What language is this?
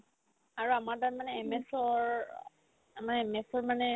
Assamese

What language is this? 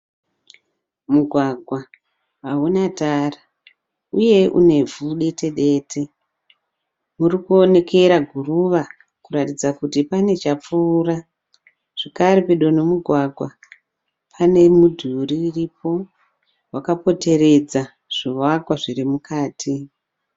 Shona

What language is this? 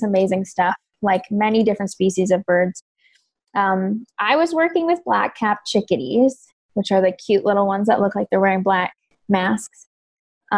English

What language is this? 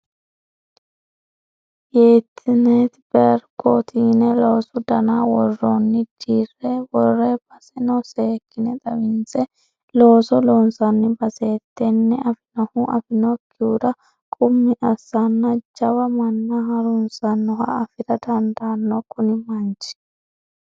Sidamo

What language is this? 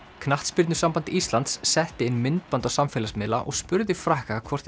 Icelandic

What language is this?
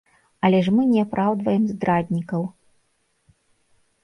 Belarusian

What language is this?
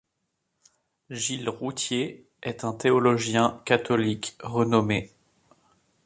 French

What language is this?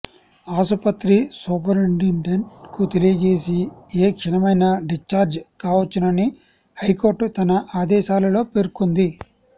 Telugu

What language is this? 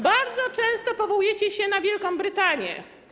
Polish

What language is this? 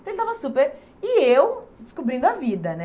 Portuguese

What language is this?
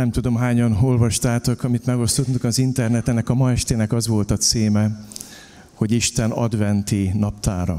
Hungarian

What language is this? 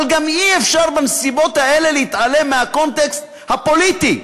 Hebrew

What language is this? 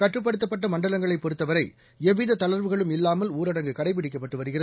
Tamil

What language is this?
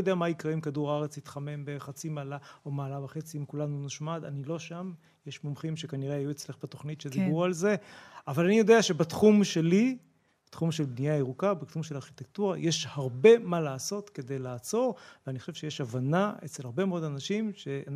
Hebrew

